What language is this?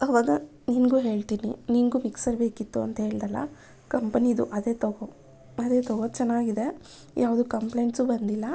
Kannada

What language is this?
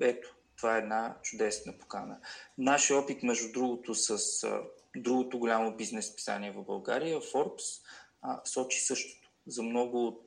Bulgarian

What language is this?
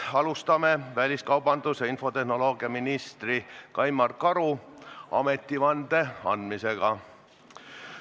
Estonian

